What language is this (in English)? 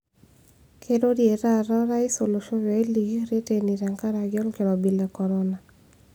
Masai